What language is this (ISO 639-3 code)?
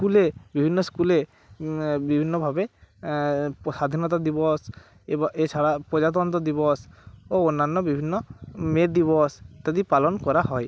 ben